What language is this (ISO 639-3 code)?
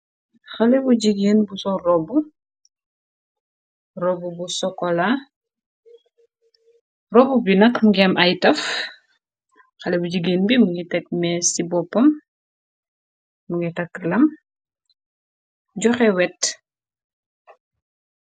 wol